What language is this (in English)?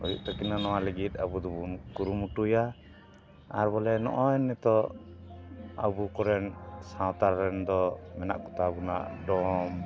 Santali